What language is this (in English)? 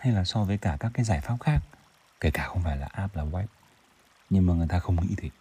Vietnamese